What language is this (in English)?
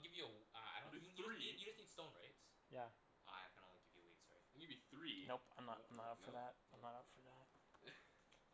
English